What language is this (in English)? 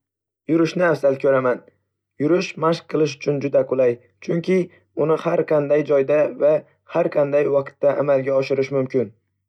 Uzbek